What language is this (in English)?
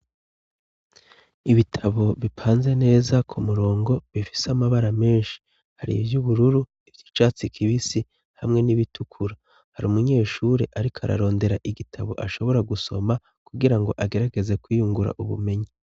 Rundi